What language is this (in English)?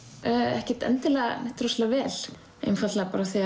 Icelandic